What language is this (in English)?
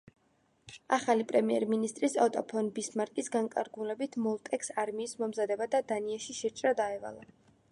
Georgian